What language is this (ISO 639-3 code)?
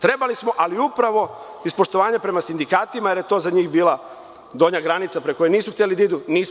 srp